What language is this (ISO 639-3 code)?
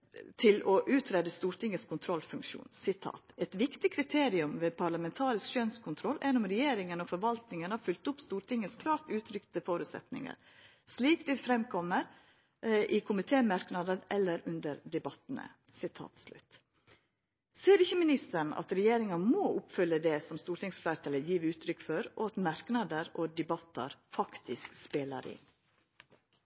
nno